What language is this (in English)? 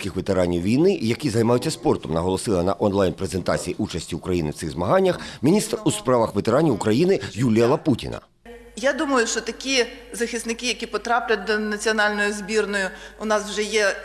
Ukrainian